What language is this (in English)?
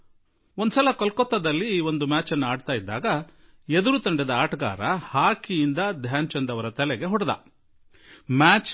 Kannada